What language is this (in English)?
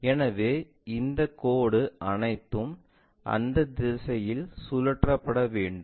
Tamil